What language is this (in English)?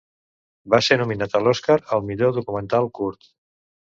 Catalan